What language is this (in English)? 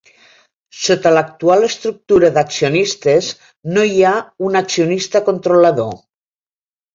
Catalan